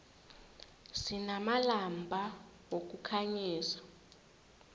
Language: South Ndebele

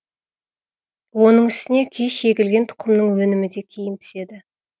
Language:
Kazakh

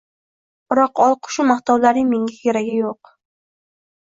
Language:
Uzbek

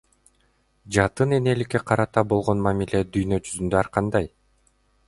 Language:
Kyrgyz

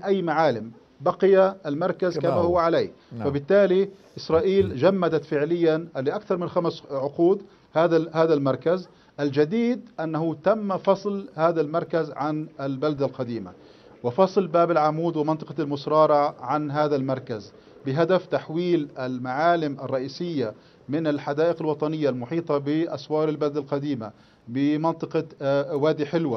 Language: Arabic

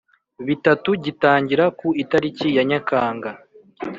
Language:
Kinyarwanda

